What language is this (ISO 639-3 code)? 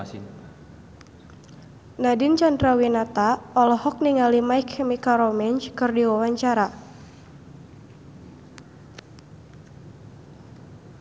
sun